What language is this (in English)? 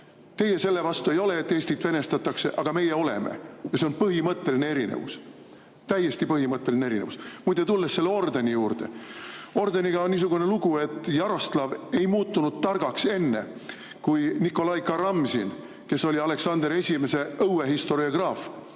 Estonian